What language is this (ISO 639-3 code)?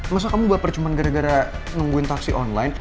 ind